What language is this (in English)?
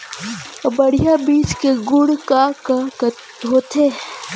Chhattisgarhi